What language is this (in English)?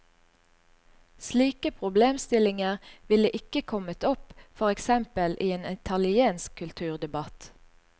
Norwegian